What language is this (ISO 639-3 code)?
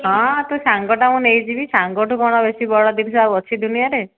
ori